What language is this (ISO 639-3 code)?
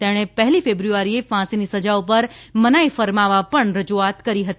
guj